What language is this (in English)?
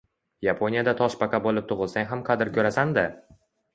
Uzbek